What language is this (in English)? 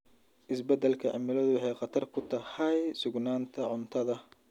Somali